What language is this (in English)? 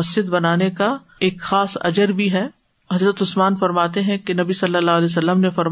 Urdu